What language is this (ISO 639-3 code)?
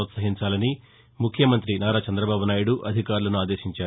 tel